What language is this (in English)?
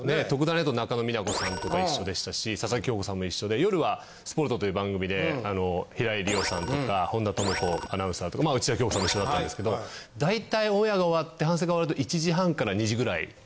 Japanese